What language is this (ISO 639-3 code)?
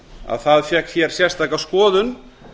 isl